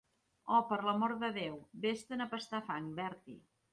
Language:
Catalan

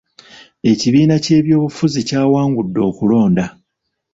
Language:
Ganda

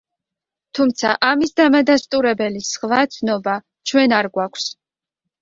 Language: Georgian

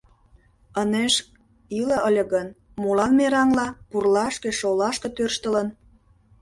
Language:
Mari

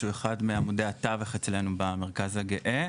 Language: Hebrew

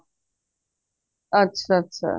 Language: Punjabi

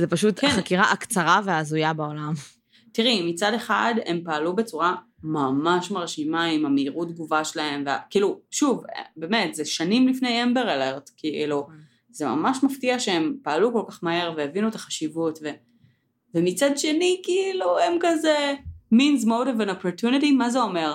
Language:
Hebrew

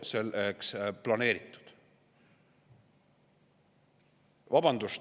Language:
Estonian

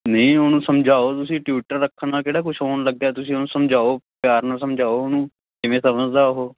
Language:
Punjabi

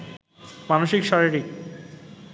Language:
Bangla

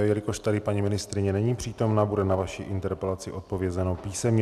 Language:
Czech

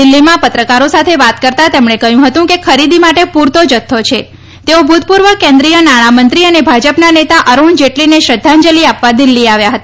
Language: Gujarati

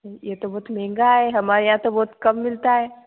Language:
Hindi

